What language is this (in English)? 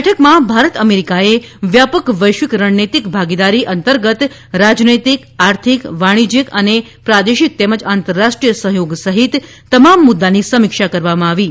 Gujarati